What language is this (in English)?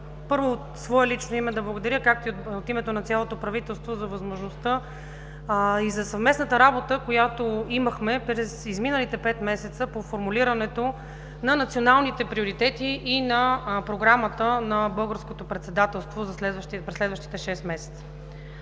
Bulgarian